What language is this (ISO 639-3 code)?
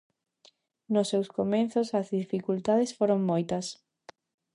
glg